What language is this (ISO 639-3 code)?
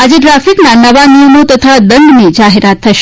guj